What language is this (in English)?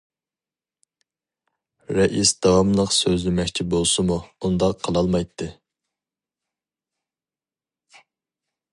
Uyghur